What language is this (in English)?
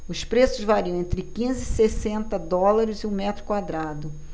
Portuguese